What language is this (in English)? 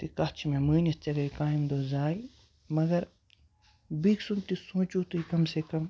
Kashmiri